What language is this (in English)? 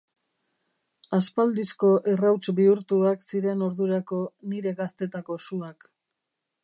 Basque